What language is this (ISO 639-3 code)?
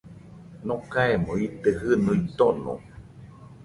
hux